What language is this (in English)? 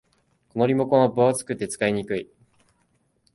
Japanese